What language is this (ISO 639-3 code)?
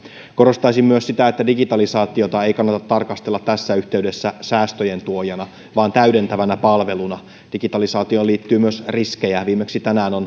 fin